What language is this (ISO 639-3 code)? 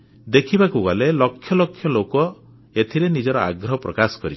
ori